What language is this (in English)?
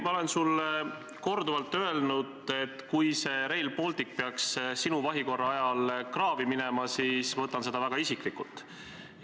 Estonian